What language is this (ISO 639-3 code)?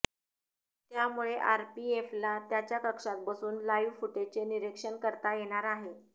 mar